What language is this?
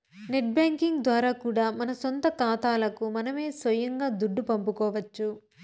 Telugu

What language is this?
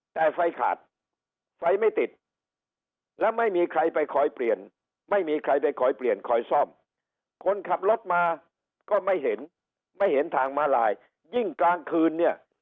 Thai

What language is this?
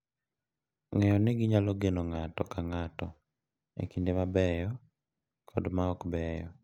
Luo (Kenya and Tanzania)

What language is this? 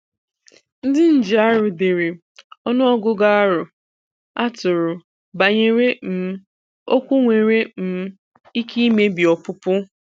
Igbo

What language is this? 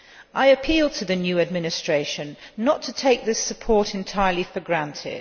English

